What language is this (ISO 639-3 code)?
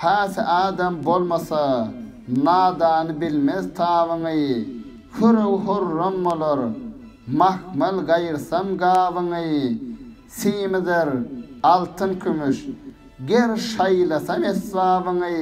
tur